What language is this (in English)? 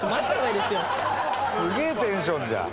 Japanese